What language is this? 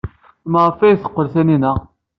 Kabyle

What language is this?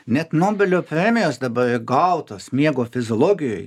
Lithuanian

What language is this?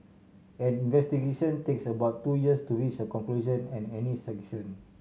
English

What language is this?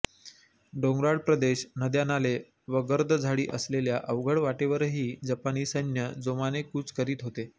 Marathi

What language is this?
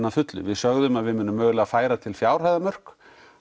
Icelandic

